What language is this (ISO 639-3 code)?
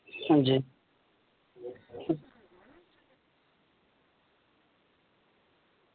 doi